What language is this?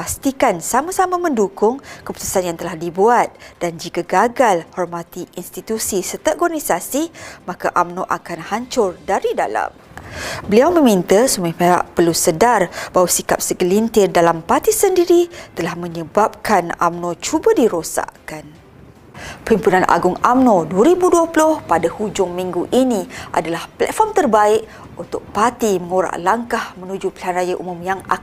Malay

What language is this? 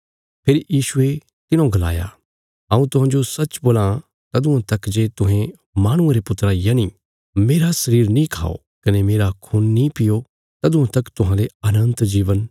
Bilaspuri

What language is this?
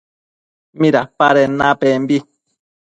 Matsés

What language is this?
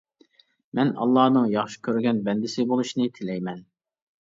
Uyghur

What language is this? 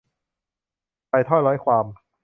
Thai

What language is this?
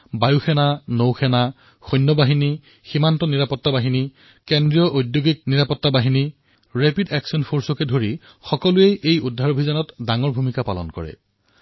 Assamese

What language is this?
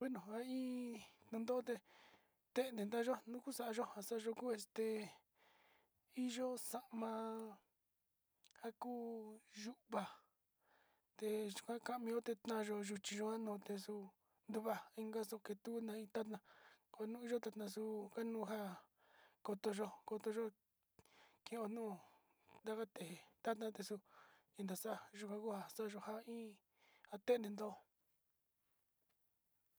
Sinicahua Mixtec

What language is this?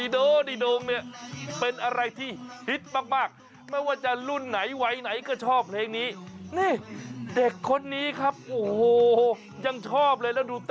Thai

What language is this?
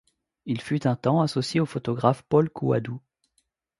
French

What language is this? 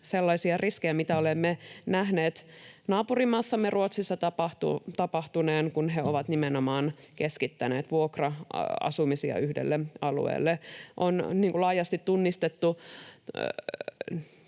Finnish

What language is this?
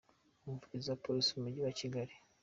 Kinyarwanda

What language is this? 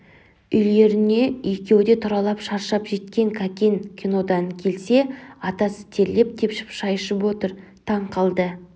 Kazakh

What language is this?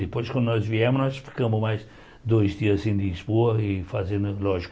Portuguese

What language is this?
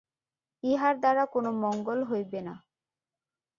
Bangla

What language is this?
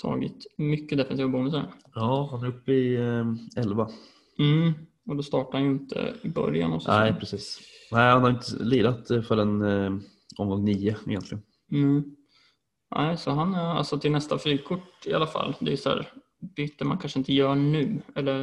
Swedish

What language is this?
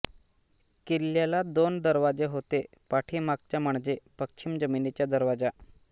Marathi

